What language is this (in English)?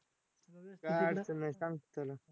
Marathi